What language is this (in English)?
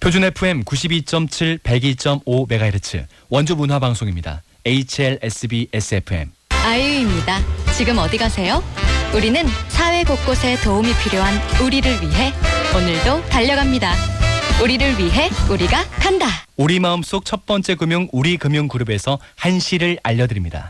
Korean